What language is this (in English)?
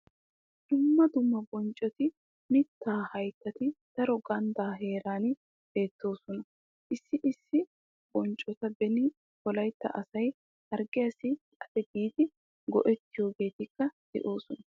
Wolaytta